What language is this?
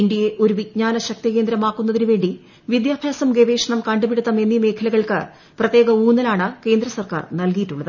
Malayalam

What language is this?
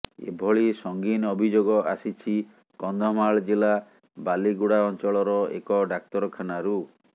Odia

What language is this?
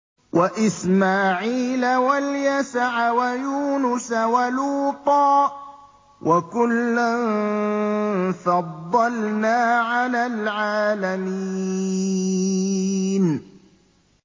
Arabic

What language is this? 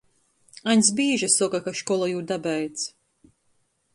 Latgalian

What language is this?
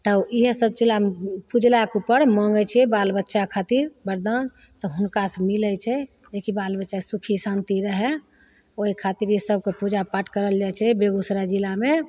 Maithili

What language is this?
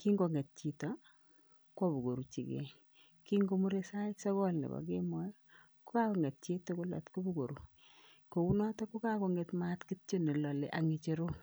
Kalenjin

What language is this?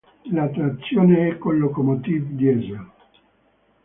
Italian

